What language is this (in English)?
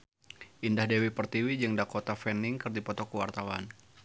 Sundanese